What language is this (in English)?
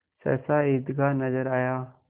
Hindi